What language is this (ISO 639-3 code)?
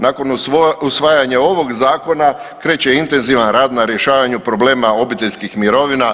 hrv